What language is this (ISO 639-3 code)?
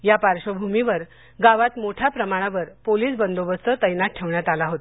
mar